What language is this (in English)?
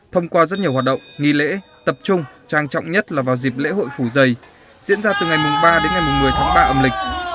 Vietnamese